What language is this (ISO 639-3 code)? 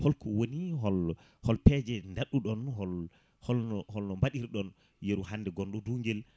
ful